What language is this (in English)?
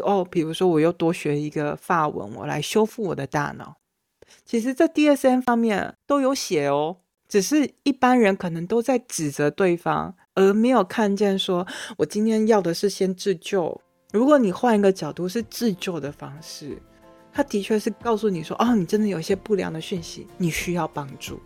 Chinese